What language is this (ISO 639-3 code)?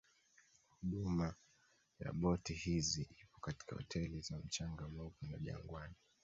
swa